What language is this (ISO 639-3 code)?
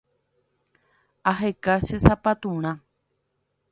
grn